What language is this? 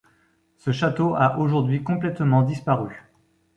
French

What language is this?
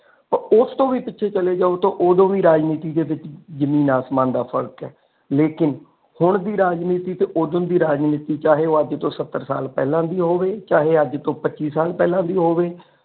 Punjabi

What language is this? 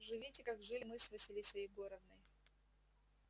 Russian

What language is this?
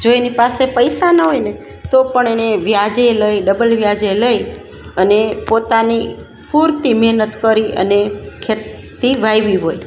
Gujarati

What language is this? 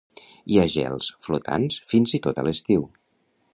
Catalan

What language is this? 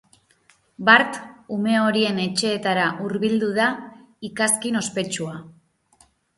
Basque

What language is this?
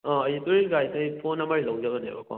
Manipuri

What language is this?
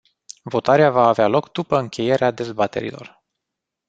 Romanian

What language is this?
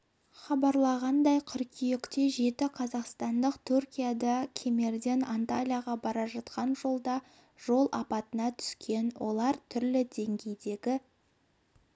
Kazakh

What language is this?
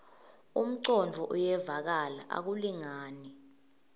Swati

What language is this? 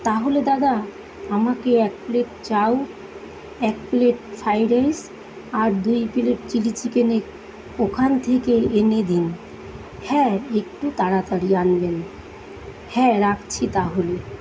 Bangla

